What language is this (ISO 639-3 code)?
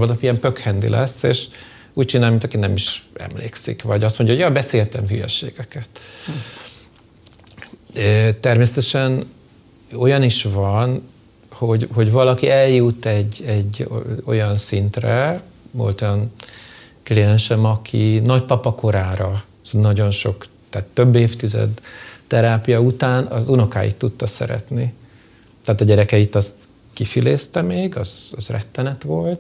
hun